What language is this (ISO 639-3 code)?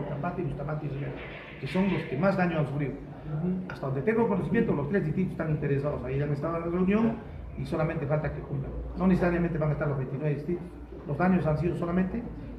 spa